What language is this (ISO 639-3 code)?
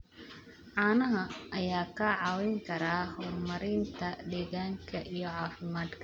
som